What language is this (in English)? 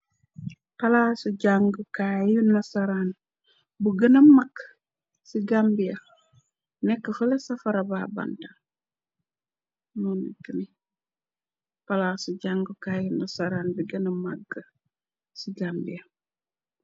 Wolof